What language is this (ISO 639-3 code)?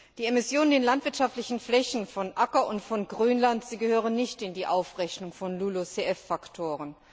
deu